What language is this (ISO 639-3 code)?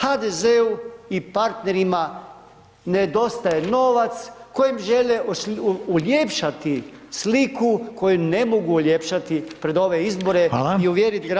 hrv